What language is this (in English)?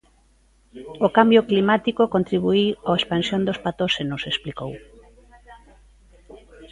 Galician